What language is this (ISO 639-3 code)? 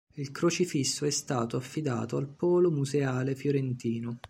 ita